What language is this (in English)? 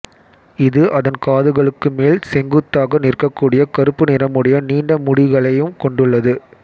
Tamil